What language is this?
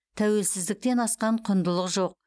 Kazakh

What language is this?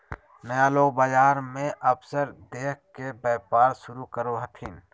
Magahi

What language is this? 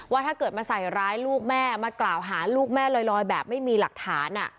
Thai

